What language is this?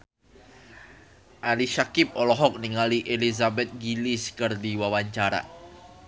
Sundanese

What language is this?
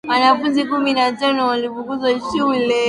Swahili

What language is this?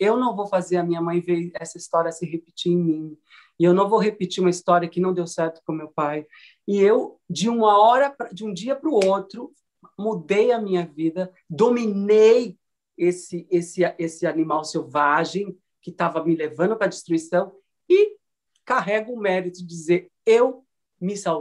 Portuguese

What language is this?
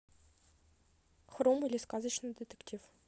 Russian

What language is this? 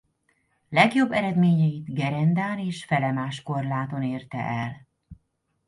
Hungarian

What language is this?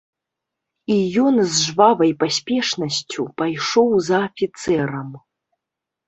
Belarusian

